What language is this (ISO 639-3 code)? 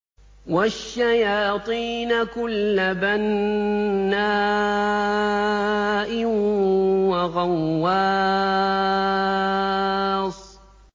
ara